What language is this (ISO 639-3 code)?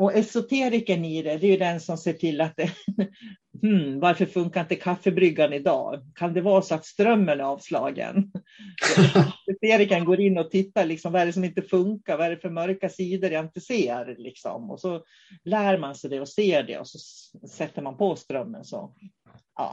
swe